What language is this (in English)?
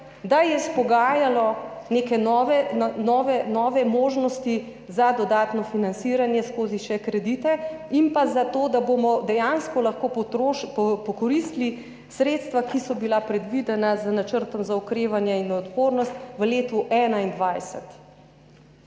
Slovenian